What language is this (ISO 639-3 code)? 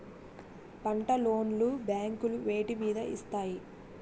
tel